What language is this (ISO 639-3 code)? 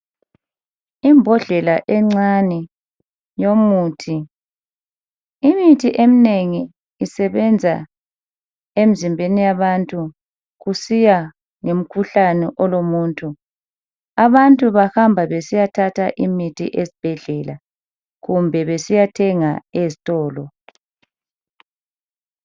nde